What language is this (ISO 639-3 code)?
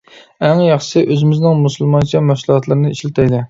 uig